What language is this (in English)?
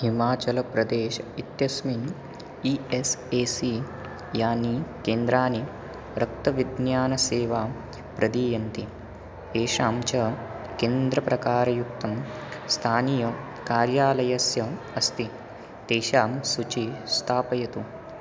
Sanskrit